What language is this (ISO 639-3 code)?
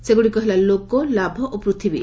ori